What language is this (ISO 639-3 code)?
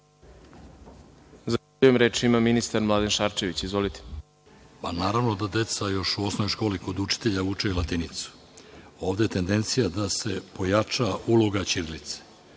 srp